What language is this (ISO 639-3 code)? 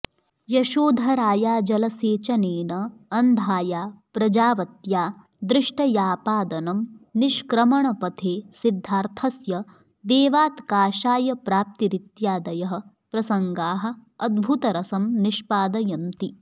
san